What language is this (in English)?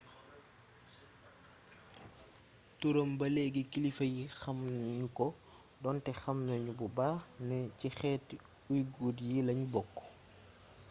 Wolof